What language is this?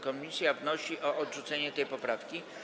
Polish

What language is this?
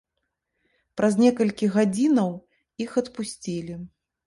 Belarusian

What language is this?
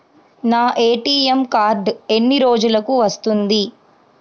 Telugu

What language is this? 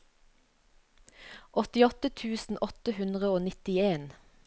Norwegian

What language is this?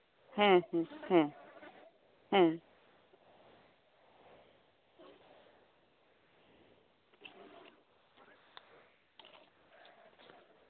Santali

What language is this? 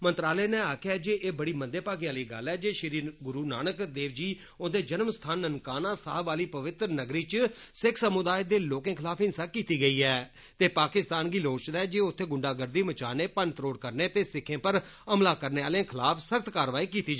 Dogri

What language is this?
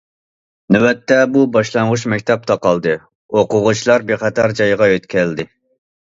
Uyghur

